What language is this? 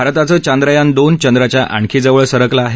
Marathi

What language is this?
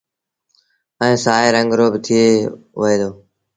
Sindhi Bhil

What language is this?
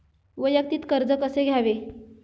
Marathi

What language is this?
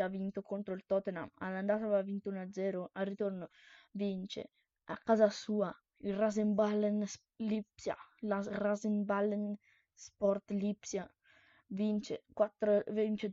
Italian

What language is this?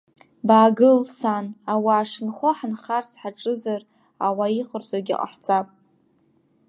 Abkhazian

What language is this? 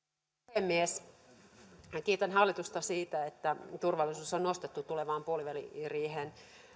Finnish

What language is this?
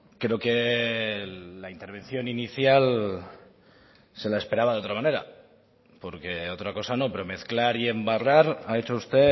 Spanish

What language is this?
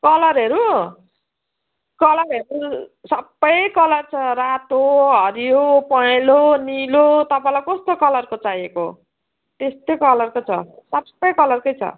Nepali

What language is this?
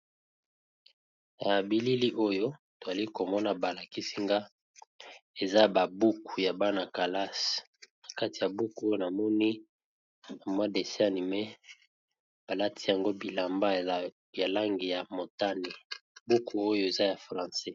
Lingala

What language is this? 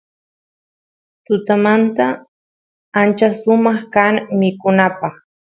Santiago del Estero Quichua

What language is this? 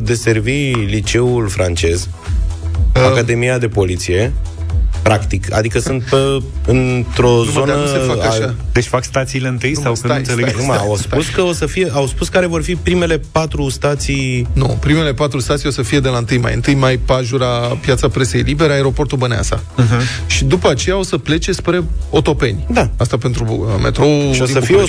Romanian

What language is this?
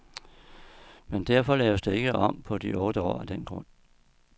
Danish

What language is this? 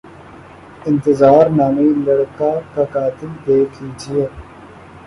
Urdu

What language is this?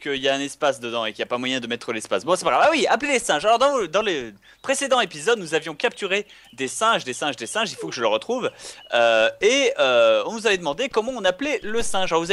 French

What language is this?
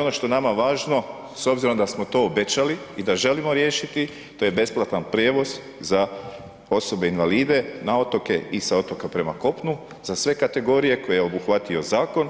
Croatian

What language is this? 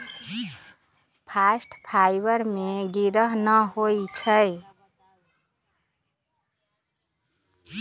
Magahi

